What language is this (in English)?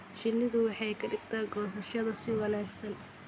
Somali